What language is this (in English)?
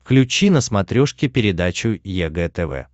Russian